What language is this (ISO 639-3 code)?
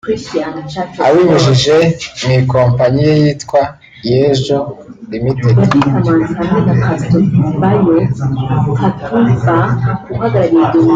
kin